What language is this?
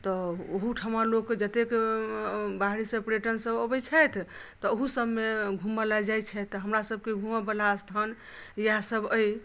Maithili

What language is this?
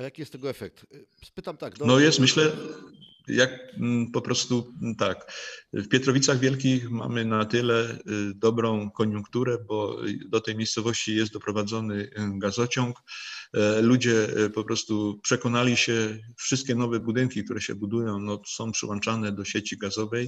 Polish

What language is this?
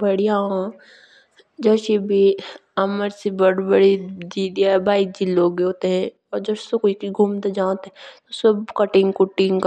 Jaunsari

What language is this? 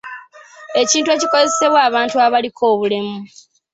Ganda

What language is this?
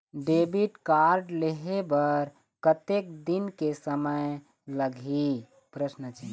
Chhattisgarhi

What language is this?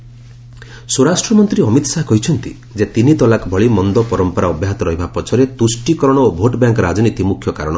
Odia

